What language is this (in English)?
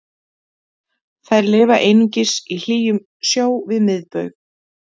Icelandic